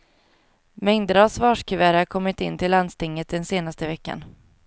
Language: Swedish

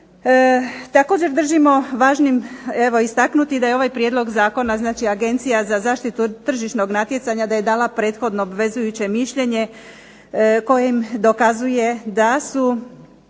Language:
Croatian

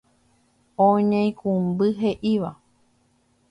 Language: Guarani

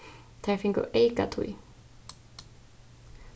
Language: Faroese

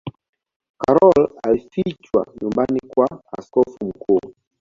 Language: Swahili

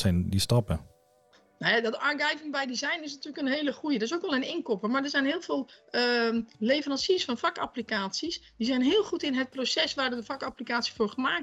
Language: Dutch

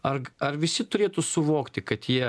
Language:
Lithuanian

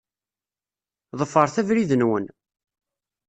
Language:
Kabyle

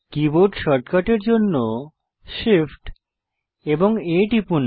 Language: Bangla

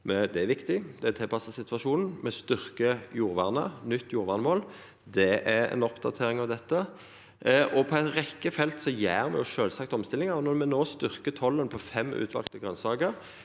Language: Norwegian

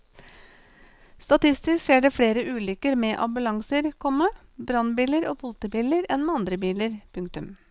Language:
Norwegian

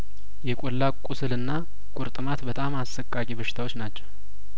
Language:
Amharic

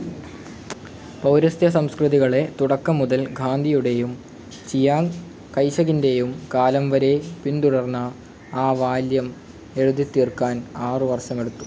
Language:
Malayalam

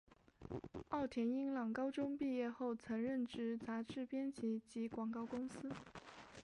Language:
Chinese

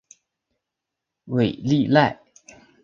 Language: Chinese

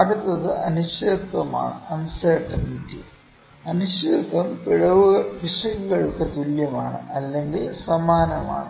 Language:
Malayalam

